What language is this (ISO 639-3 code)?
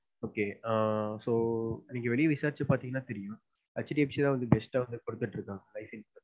tam